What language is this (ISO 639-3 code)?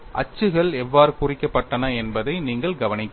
tam